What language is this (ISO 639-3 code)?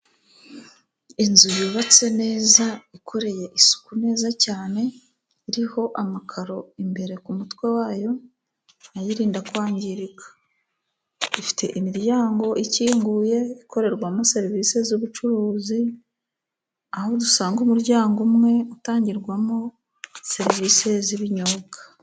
kin